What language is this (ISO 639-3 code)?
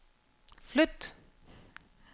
dan